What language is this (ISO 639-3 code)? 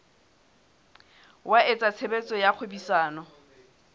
sot